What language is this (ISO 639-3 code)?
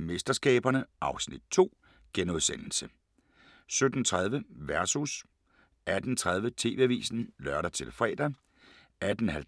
dan